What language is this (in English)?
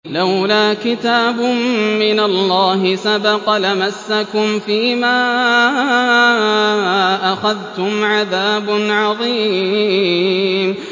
Arabic